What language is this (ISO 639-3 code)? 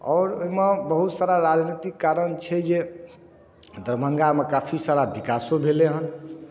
mai